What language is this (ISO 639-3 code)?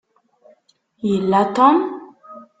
kab